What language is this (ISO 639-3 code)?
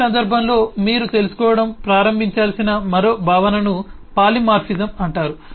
tel